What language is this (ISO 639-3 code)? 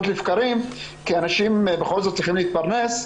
heb